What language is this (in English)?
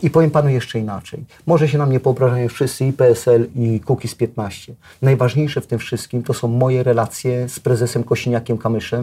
Polish